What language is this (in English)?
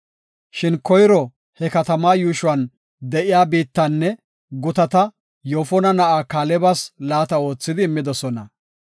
Gofa